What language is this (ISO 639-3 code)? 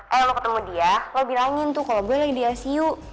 ind